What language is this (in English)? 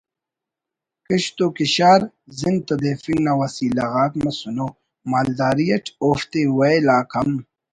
Brahui